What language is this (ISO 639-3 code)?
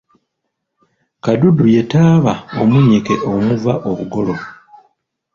lug